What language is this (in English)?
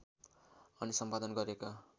Nepali